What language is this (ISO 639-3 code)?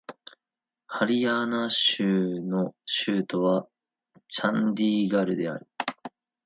jpn